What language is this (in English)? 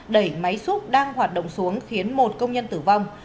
Vietnamese